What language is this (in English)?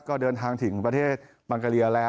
Thai